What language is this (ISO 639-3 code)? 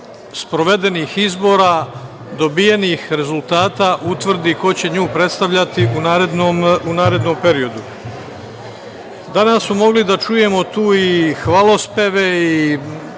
srp